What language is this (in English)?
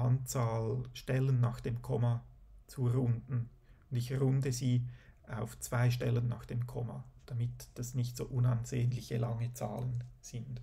German